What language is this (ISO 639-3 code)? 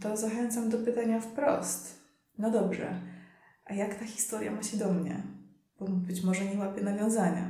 pol